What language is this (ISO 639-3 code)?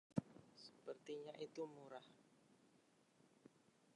ind